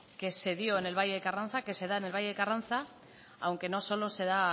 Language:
Spanish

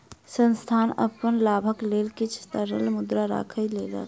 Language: Maithili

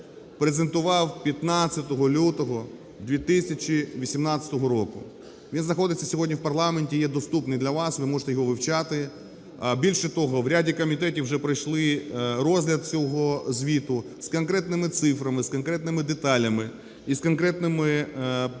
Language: Ukrainian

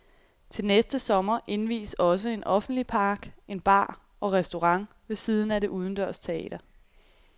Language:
Danish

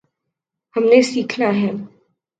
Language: Urdu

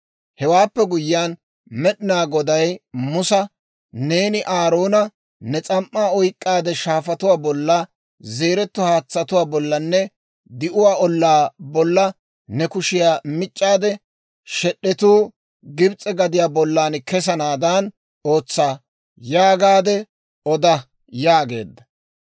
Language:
Dawro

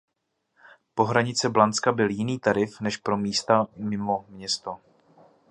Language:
Czech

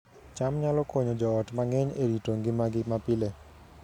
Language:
Luo (Kenya and Tanzania)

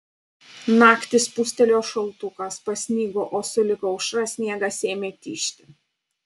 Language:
Lithuanian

